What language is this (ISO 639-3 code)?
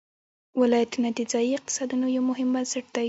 pus